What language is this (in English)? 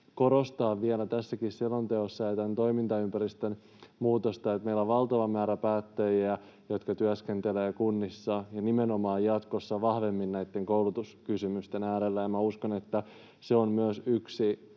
Finnish